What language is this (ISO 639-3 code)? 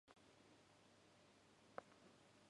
jpn